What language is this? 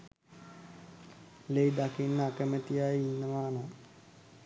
Sinhala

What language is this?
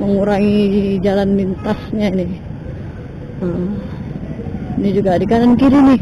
Indonesian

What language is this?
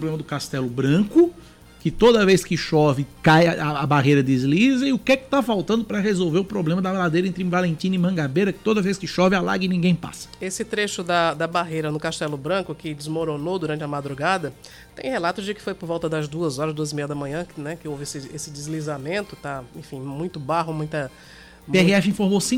Portuguese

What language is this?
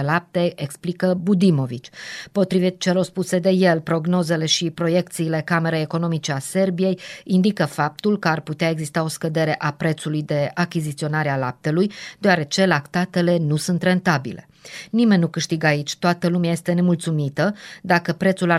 Romanian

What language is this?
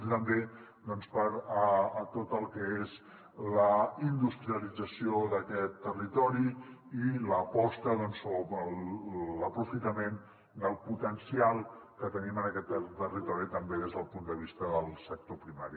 Catalan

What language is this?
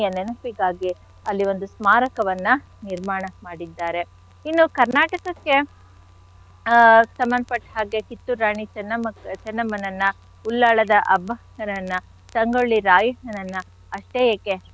Kannada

